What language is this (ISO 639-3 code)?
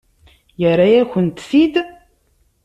kab